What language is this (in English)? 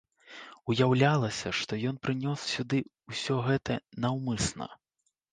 Belarusian